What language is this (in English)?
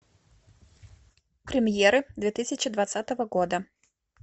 Russian